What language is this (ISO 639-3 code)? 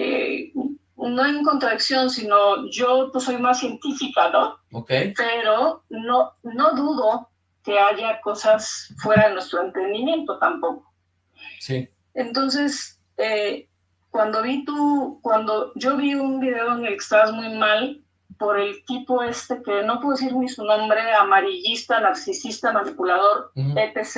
spa